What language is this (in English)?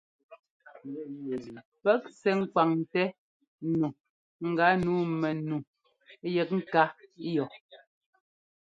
Ngomba